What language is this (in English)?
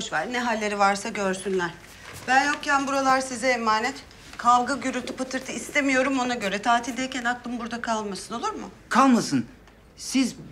Turkish